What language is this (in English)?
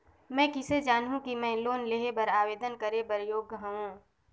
Chhattisgarhi